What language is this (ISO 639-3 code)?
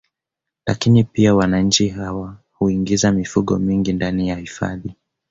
swa